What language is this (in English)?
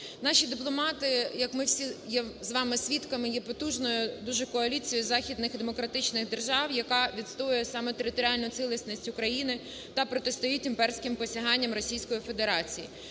Ukrainian